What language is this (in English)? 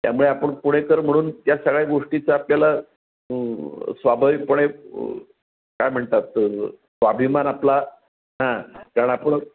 Marathi